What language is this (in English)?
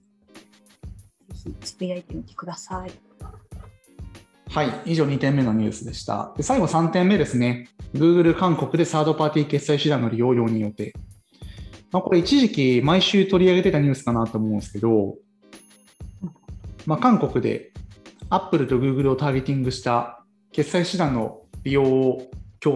Japanese